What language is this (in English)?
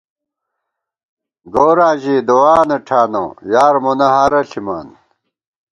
Gawar-Bati